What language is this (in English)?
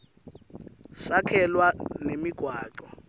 Swati